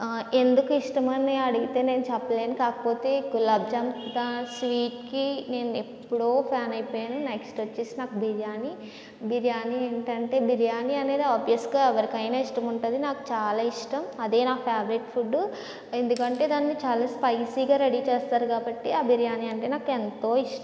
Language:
Telugu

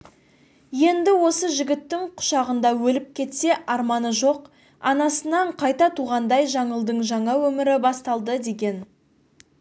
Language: Kazakh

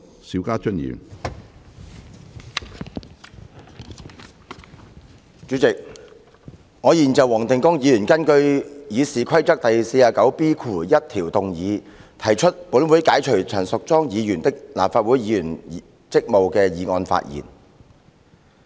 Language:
Cantonese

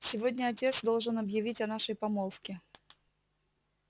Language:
Russian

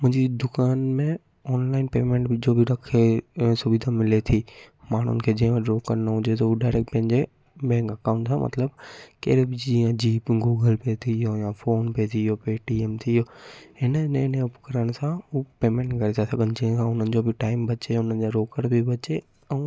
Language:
Sindhi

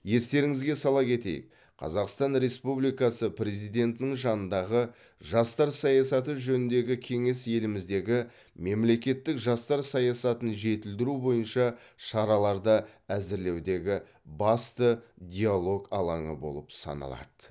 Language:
Kazakh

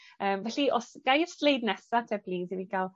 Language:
Welsh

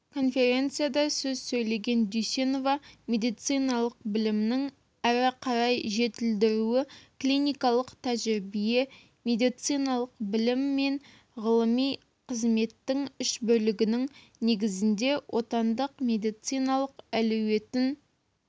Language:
Kazakh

